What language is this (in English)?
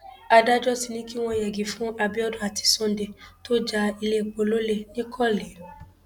Yoruba